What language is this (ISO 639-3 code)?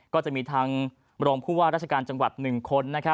tha